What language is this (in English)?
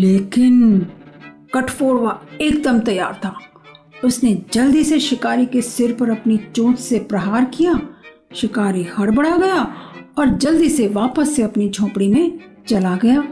Hindi